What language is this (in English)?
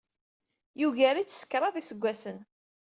Kabyle